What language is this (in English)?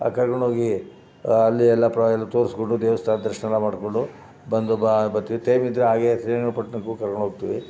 Kannada